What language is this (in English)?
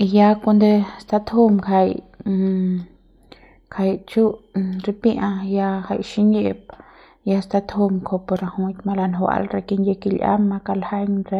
Central Pame